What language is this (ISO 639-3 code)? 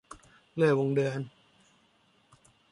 tha